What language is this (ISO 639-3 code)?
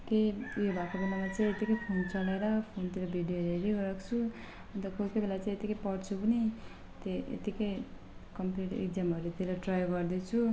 nep